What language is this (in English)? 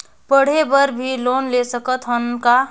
Chhattisgarhi